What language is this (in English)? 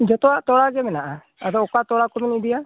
Santali